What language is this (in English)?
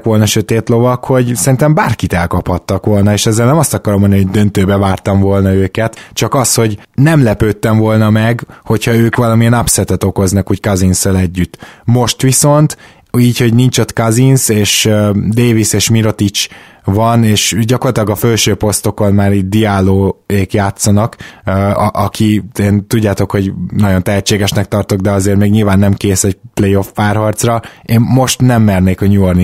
Hungarian